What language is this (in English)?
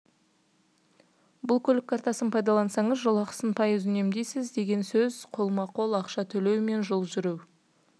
Kazakh